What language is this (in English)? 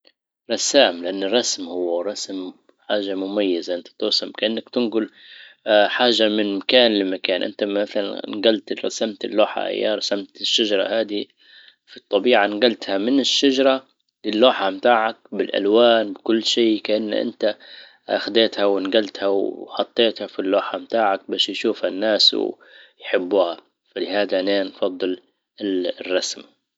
Libyan Arabic